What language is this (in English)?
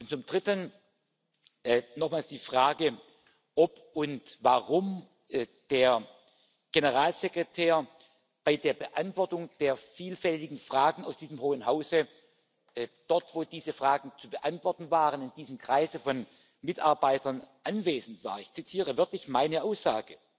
German